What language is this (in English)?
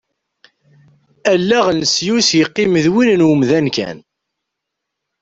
Kabyle